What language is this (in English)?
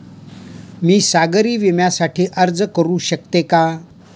Marathi